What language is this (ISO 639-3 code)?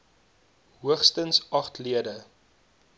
afr